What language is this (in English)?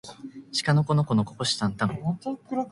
Japanese